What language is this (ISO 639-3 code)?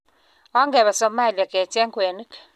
kln